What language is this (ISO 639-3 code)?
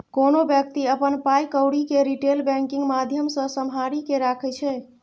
mai